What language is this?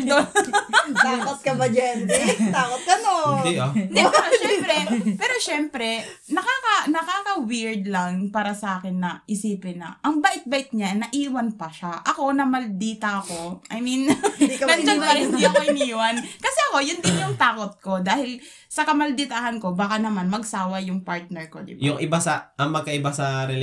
Filipino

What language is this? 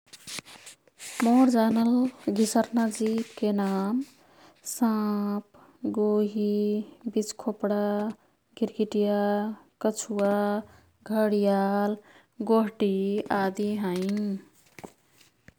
Kathoriya Tharu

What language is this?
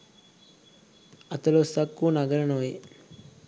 Sinhala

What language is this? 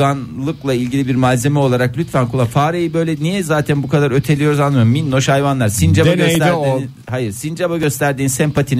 Turkish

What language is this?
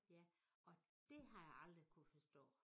Danish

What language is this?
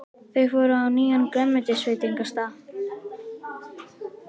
Icelandic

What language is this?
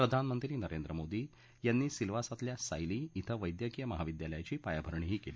Marathi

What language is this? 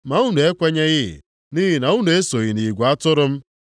Igbo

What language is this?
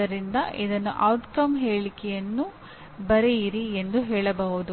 Kannada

